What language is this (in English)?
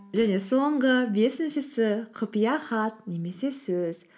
Kazakh